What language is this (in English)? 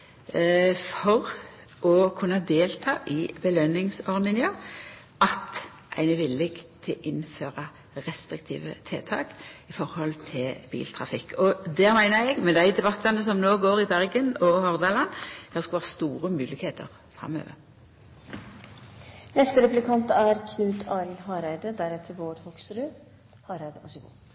Norwegian Nynorsk